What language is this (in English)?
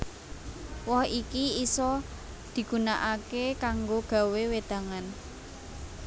Javanese